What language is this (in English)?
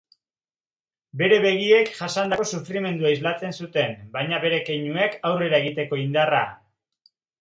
Basque